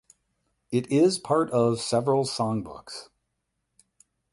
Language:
English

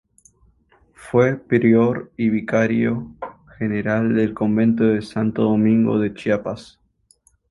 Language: Spanish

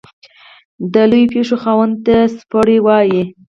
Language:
Pashto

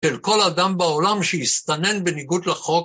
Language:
Hebrew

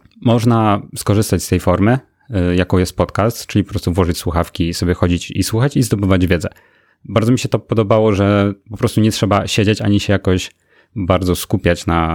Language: Polish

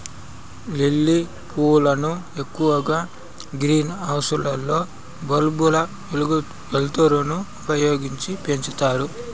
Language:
Telugu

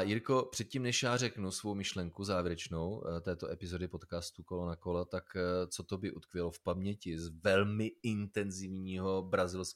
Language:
Czech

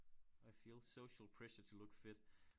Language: Danish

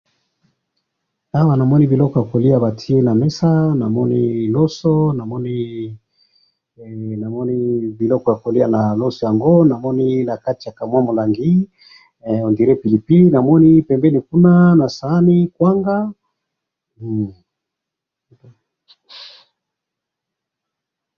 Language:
Lingala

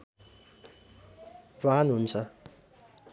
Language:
Nepali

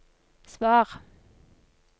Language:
Norwegian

